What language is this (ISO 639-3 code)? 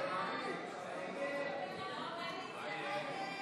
heb